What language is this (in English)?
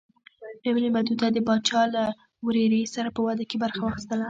Pashto